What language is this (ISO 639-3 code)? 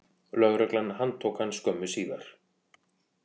isl